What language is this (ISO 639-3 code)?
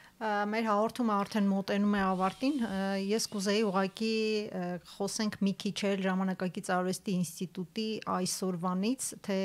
ron